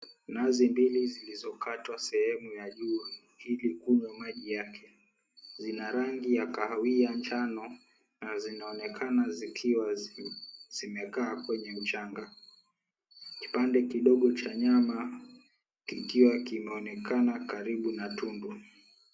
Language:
Swahili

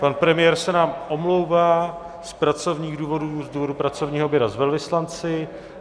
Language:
Czech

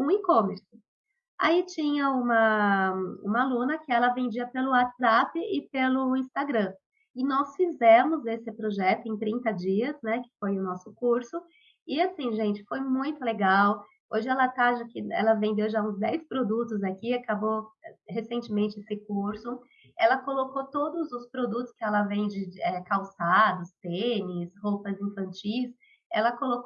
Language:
Portuguese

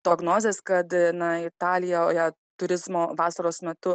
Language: Lithuanian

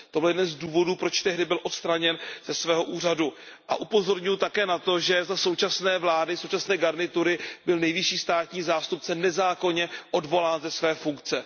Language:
Czech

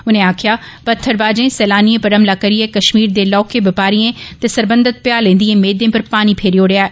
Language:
Dogri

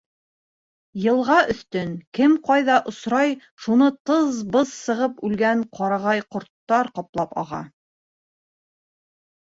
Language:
Bashkir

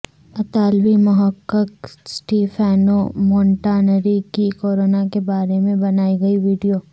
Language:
Urdu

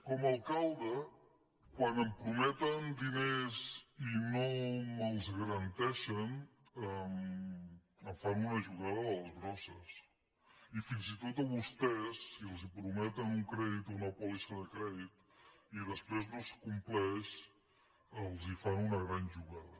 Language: Catalan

